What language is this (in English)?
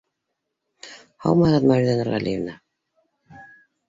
Bashkir